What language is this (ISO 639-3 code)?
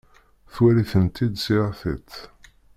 kab